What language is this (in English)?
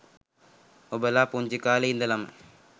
Sinhala